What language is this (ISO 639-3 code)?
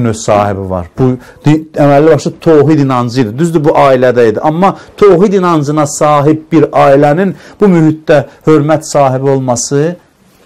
tur